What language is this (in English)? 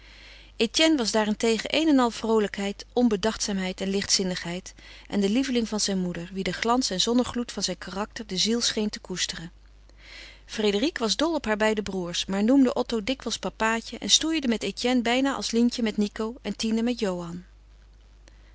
Dutch